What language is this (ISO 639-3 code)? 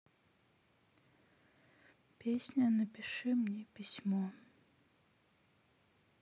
rus